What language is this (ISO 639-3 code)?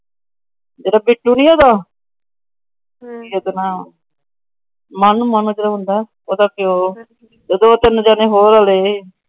pan